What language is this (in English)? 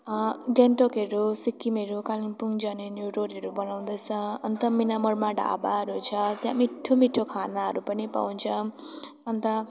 Nepali